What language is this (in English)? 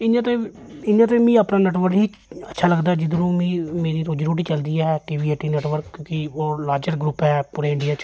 Dogri